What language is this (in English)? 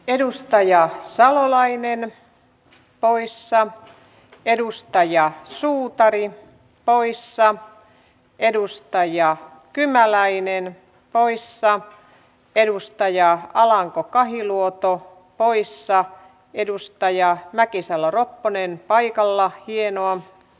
Finnish